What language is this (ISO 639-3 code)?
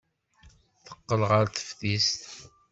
kab